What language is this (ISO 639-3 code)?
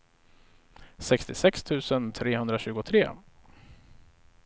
swe